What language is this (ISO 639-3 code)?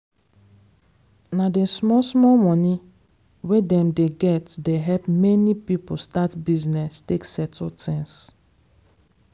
pcm